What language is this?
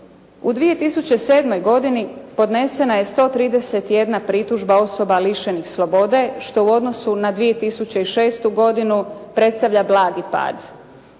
Croatian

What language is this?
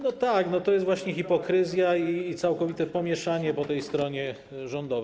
Polish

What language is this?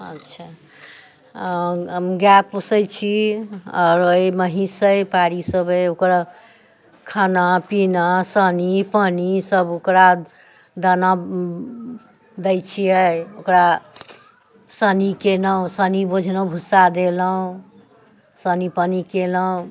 Maithili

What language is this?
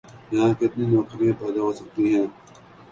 Urdu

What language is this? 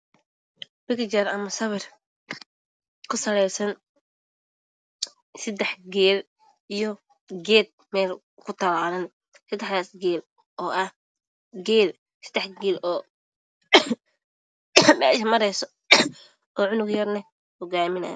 Somali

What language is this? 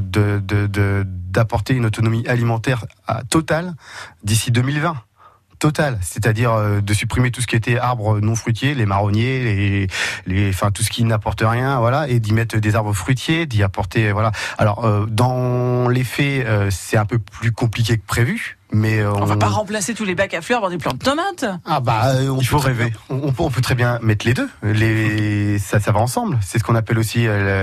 French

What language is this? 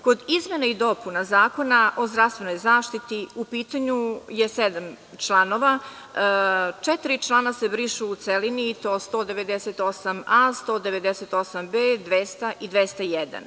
Serbian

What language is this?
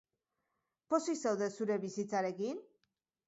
Basque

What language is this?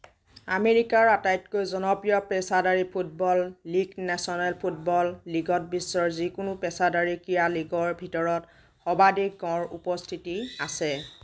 Assamese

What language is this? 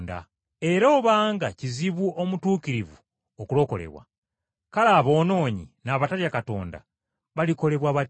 Ganda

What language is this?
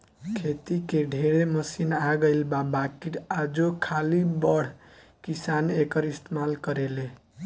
Bhojpuri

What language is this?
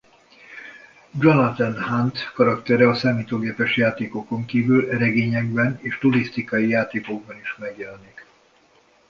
Hungarian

